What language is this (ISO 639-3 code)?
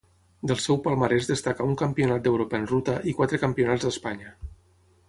cat